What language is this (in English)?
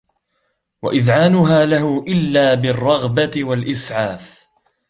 Arabic